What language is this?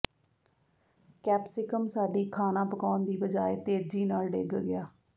Punjabi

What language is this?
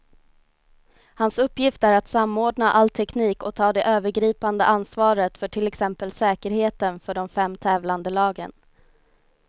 Swedish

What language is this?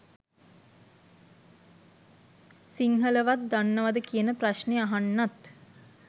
Sinhala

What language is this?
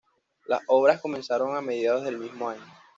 Spanish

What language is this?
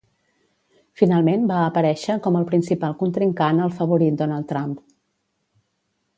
Catalan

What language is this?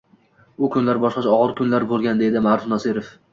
Uzbek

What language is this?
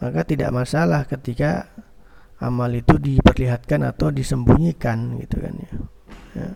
Indonesian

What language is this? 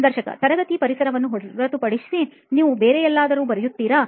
Kannada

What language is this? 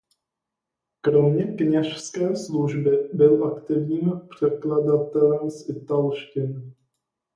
Czech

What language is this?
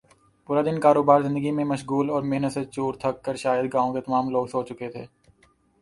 Urdu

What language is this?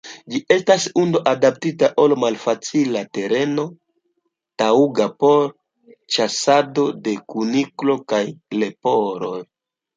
Esperanto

